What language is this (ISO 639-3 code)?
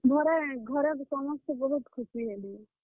ori